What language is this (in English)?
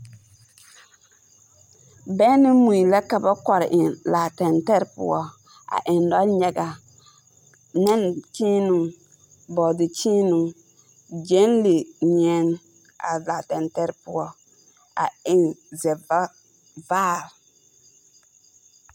Southern Dagaare